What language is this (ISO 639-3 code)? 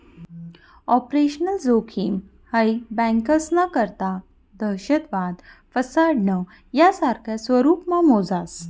mar